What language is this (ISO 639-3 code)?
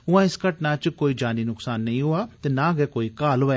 doi